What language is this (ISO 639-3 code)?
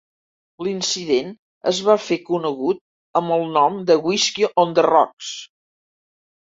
cat